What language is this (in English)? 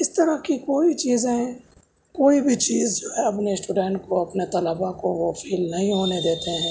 Urdu